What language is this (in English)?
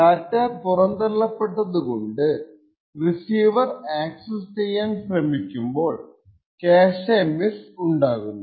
Malayalam